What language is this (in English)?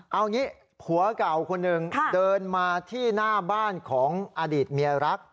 Thai